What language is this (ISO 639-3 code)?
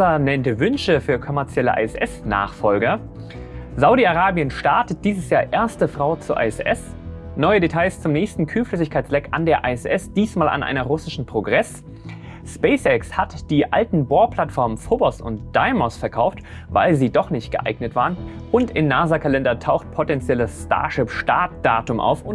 deu